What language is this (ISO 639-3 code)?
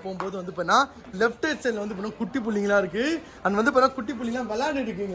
tam